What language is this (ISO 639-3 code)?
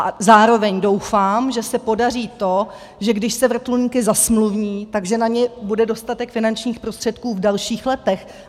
ces